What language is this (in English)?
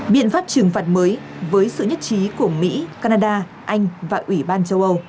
Vietnamese